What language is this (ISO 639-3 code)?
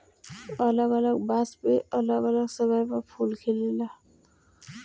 bho